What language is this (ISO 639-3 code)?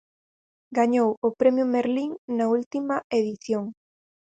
glg